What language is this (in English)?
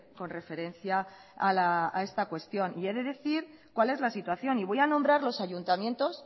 Spanish